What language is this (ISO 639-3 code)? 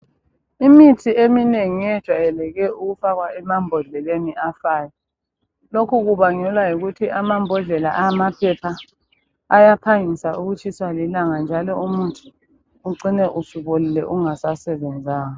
nde